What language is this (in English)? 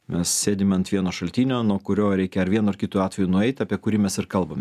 Lithuanian